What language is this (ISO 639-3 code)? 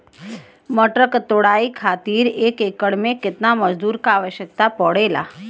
bho